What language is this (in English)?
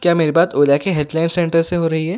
Urdu